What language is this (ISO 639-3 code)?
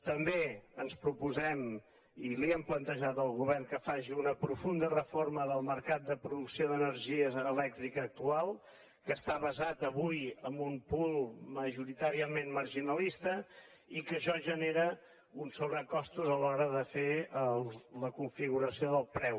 cat